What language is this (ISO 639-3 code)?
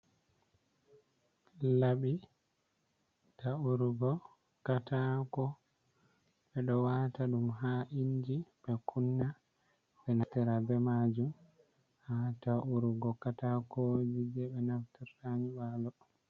ful